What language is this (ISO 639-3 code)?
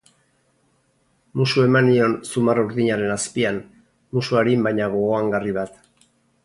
eus